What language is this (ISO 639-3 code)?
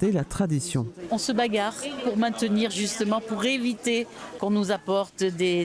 fra